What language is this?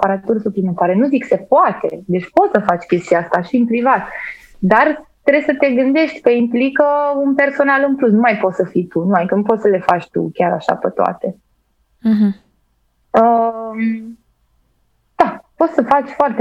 Romanian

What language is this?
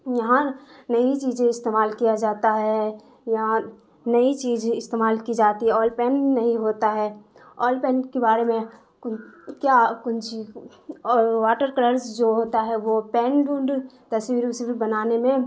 Urdu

